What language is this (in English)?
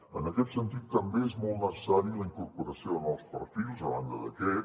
Catalan